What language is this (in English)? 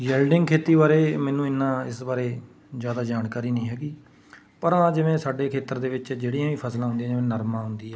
Punjabi